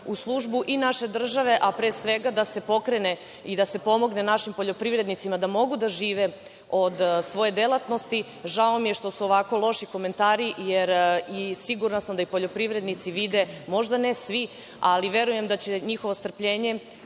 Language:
Serbian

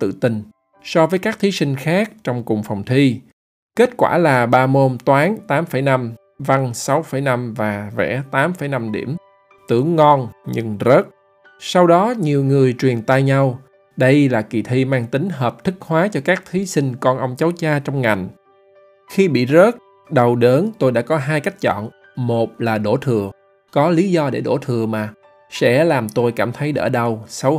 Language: Vietnamese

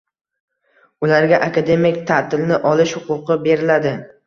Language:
Uzbek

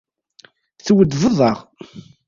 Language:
Kabyle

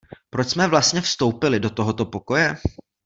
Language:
Czech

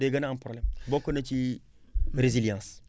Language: Wolof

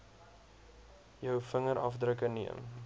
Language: Afrikaans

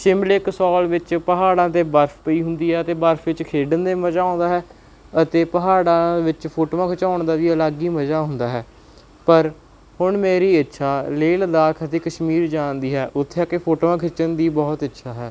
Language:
Punjabi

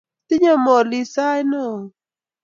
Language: Kalenjin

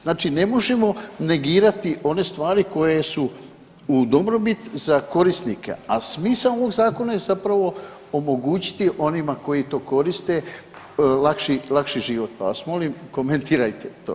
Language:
Croatian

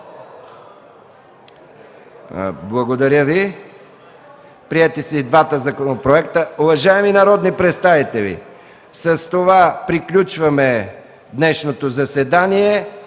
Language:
Bulgarian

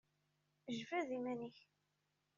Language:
Kabyle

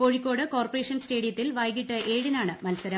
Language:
Malayalam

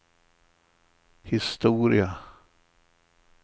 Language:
Swedish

